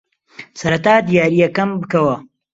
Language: Central Kurdish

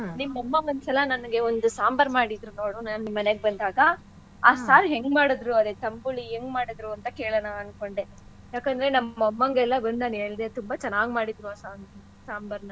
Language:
Kannada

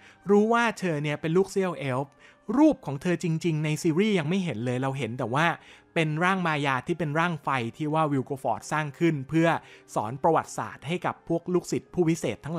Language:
Thai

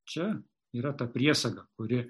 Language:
Lithuanian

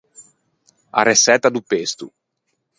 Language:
Ligurian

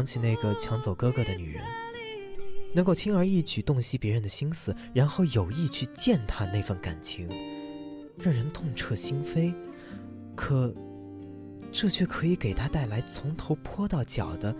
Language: Chinese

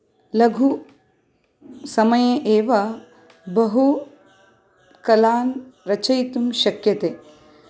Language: Sanskrit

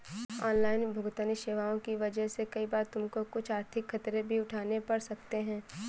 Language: Hindi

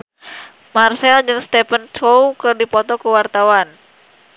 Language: Sundanese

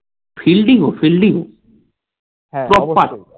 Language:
Bangla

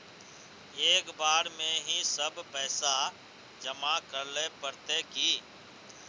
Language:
Magahi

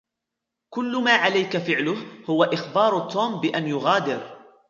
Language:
Arabic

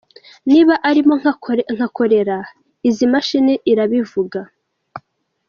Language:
Kinyarwanda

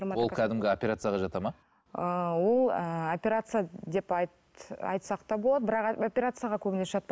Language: Kazakh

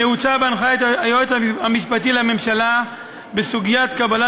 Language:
Hebrew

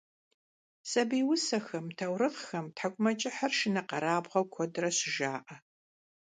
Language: Kabardian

